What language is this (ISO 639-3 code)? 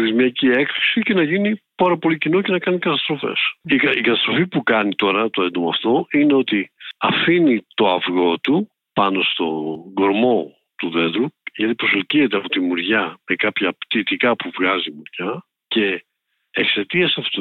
ell